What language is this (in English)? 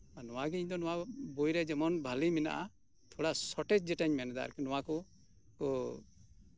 Santali